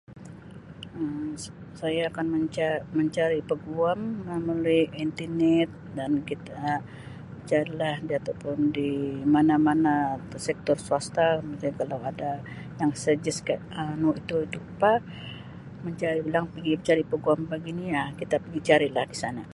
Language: Sabah Malay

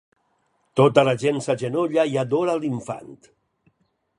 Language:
Catalan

